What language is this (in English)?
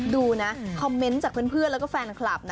Thai